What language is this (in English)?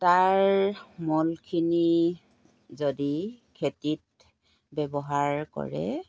Assamese